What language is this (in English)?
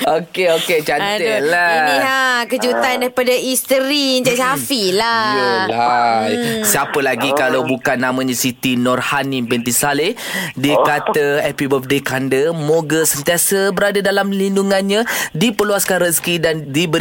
Malay